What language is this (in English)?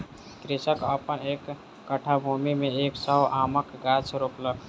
Maithili